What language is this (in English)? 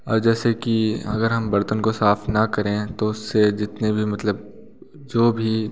Hindi